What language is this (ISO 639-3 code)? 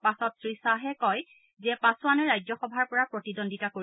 asm